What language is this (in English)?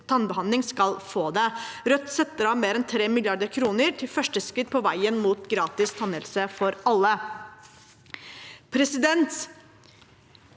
Norwegian